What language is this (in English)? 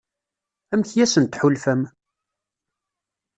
Kabyle